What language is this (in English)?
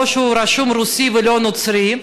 Hebrew